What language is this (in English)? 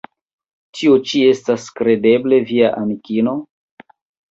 Esperanto